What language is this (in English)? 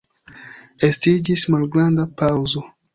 Esperanto